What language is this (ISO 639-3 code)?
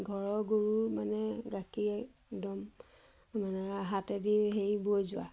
asm